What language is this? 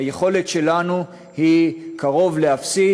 Hebrew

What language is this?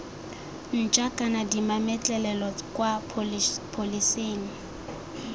Tswana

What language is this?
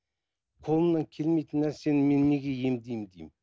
Kazakh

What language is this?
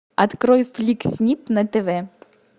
Russian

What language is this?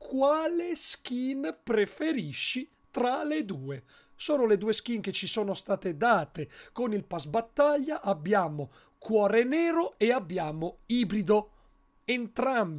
Italian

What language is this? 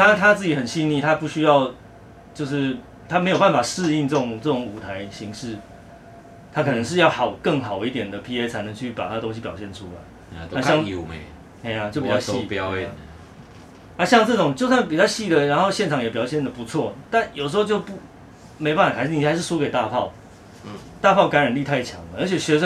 Chinese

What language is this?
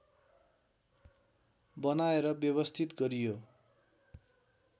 Nepali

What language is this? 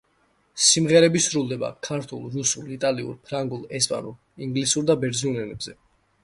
Georgian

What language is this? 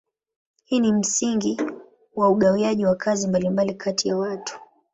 Swahili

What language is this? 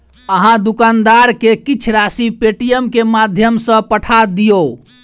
Maithili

